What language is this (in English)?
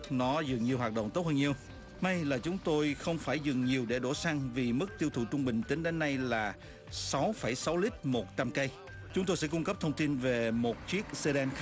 Vietnamese